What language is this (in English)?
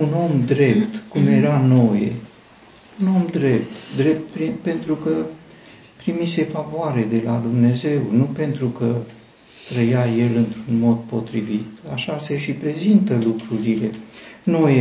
Romanian